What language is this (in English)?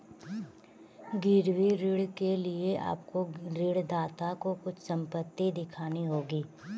Hindi